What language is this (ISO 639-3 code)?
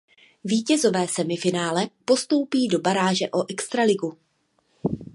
ces